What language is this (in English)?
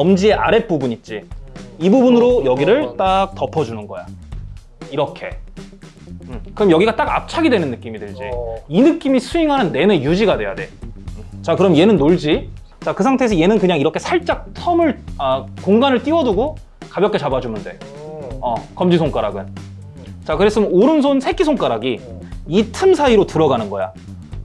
Korean